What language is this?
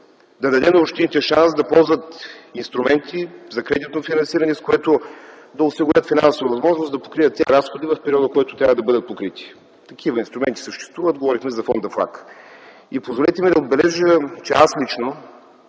Bulgarian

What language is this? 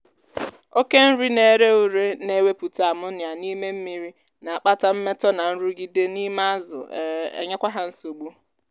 Igbo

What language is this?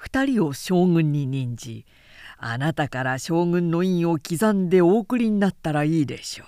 Japanese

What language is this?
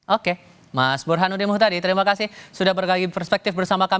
Indonesian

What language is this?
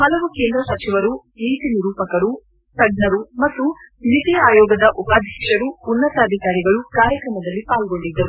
Kannada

